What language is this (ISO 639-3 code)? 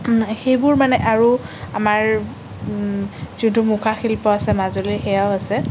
asm